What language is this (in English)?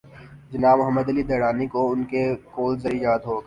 Urdu